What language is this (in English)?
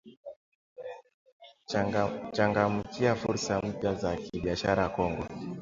Swahili